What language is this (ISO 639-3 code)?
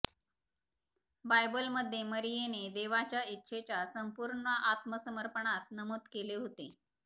mar